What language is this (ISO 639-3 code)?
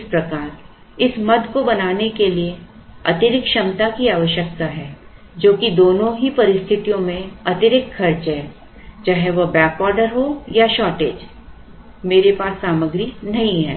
hin